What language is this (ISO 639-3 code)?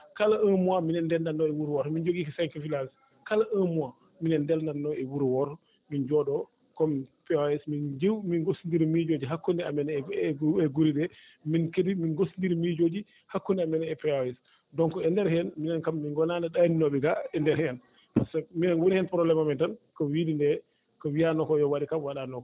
ful